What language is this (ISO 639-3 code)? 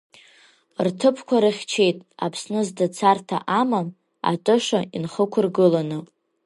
abk